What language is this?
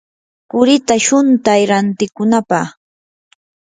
Yanahuanca Pasco Quechua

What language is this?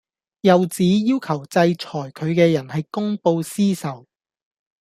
Cantonese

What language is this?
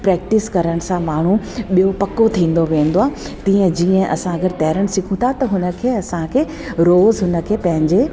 Sindhi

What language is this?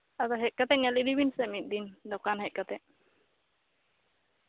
Santali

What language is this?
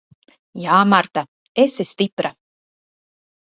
Latvian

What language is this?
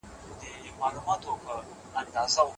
Pashto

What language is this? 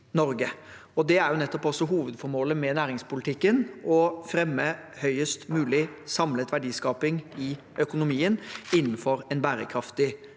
Norwegian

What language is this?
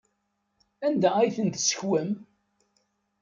Kabyle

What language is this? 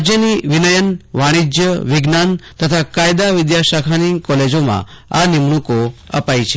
Gujarati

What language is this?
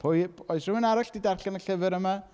Welsh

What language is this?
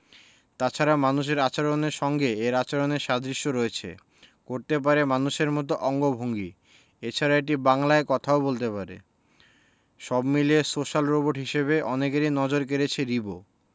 Bangla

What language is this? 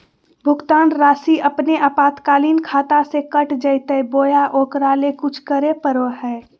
Magahi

